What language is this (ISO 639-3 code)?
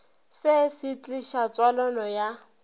nso